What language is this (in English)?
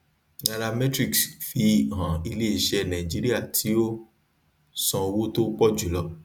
Yoruba